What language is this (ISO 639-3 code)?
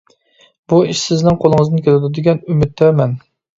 uig